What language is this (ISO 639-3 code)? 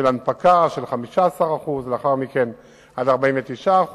heb